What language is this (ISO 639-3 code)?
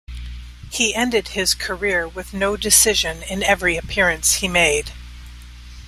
eng